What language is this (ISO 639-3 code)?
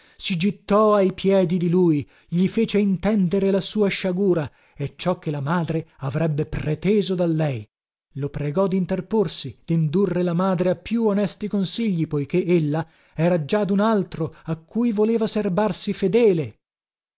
ita